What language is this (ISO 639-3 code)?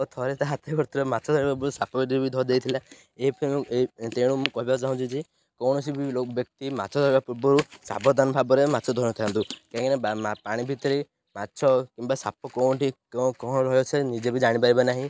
ori